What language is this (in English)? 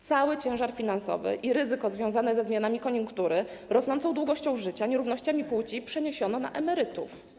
Polish